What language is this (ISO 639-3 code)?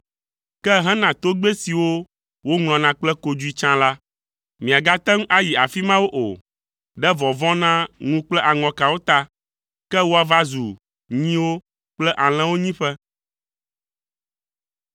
ewe